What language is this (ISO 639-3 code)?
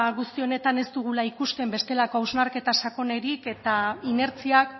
eus